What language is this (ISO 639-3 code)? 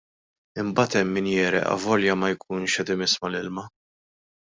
mlt